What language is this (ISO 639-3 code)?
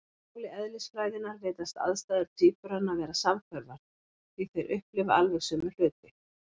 isl